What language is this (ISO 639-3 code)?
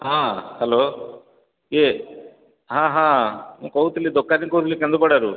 ori